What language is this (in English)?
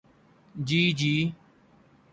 Urdu